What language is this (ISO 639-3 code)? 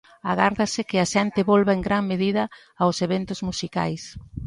glg